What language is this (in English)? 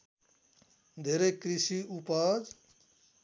Nepali